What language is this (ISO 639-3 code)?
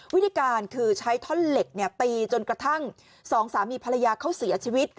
tha